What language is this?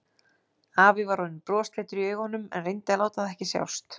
Icelandic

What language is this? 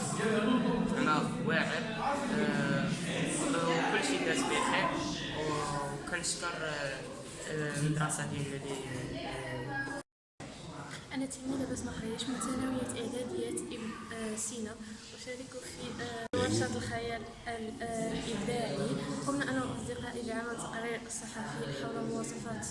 Arabic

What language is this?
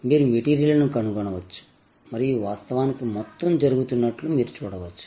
Telugu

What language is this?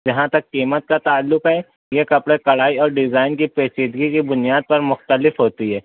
Urdu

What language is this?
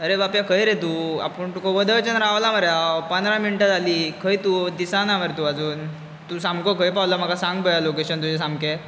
Konkani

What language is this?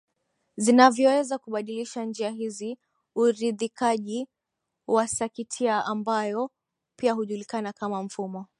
Swahili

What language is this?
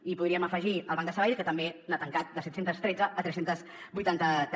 Catalan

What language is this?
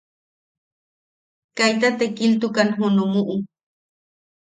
Yaqui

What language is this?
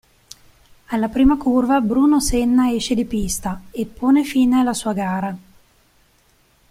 Italian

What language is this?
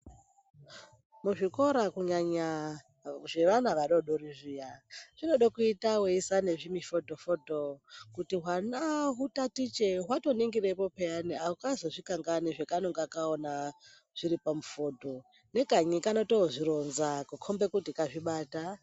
Ndau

